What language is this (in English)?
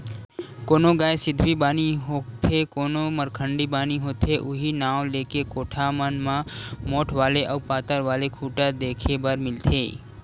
Chhattisgarhi